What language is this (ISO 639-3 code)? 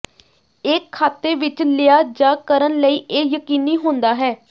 pan